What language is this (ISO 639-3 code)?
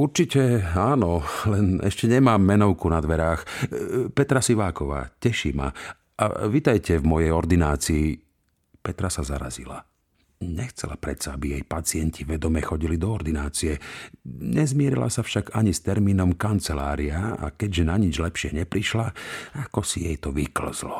slk